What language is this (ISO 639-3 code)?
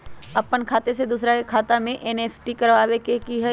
mag